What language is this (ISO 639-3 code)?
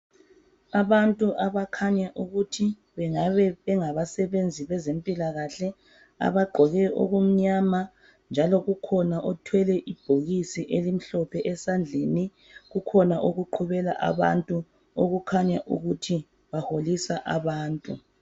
nde